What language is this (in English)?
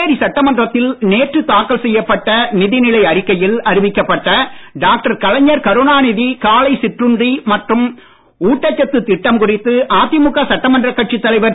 Tamil